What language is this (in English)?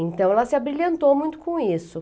Portuguese